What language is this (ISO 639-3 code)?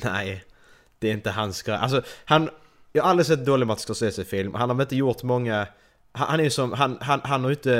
swe